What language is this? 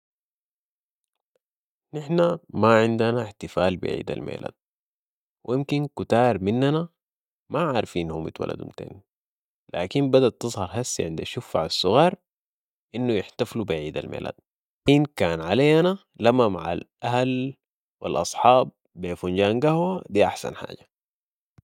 Sudanese Arabic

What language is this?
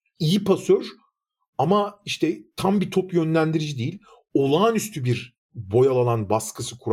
Turkish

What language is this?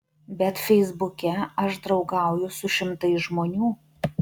Lithuanian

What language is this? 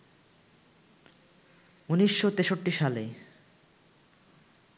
Bangla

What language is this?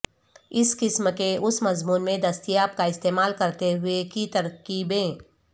Urdu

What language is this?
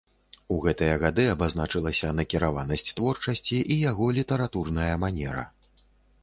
Belarusian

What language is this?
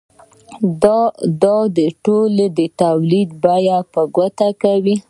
Pashto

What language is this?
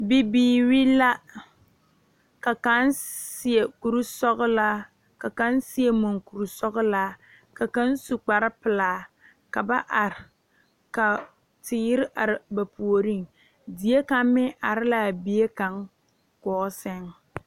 Southern Dagaare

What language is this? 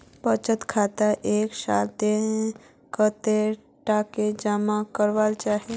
Magahi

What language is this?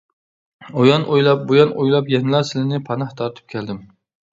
Uyghur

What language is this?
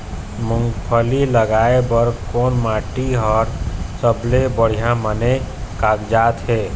Chhattisgarhi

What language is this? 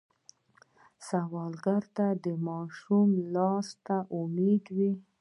Pashto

